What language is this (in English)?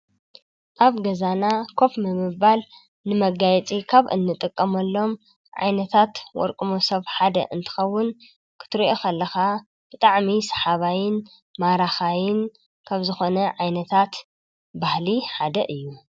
Tigrinya